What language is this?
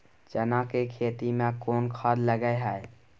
Maithili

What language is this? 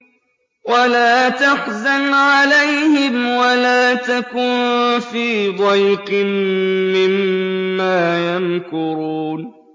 Arabic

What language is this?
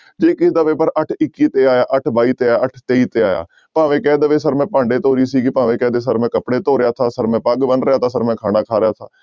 Punjabi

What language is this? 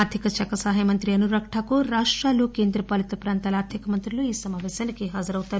Telugu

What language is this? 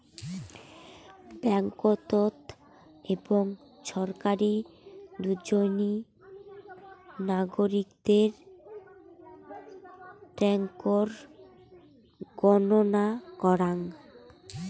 Bangla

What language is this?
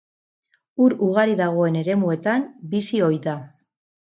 Basque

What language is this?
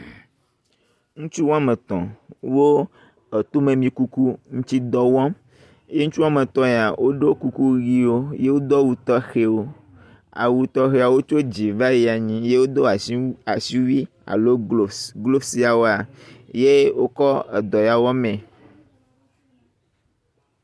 Ewe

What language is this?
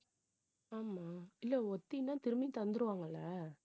Tamil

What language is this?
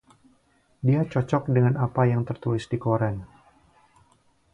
Indonesian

